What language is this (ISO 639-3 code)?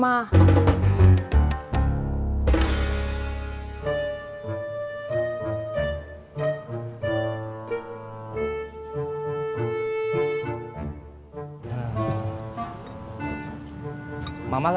ind